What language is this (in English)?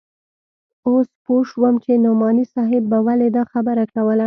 Pashto